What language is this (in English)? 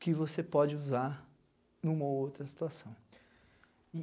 Portuguese